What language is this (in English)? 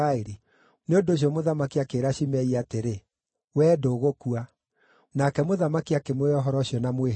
Kikuyu